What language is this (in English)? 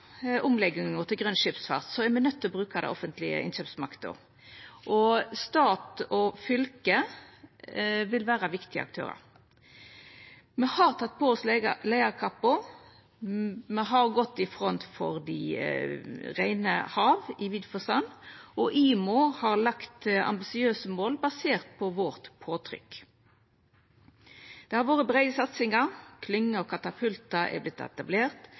Norwegian Nynorsk